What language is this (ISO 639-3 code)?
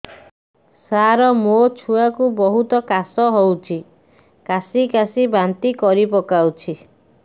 ori